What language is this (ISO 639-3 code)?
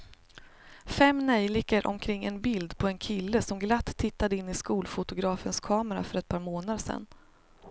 swe